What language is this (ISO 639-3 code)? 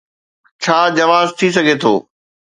snd